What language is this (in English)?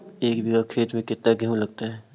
Magahi